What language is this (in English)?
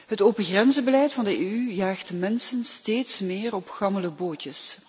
Dutch